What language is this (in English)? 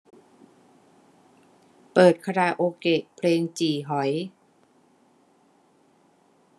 Thai